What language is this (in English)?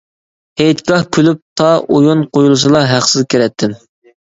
Uyghur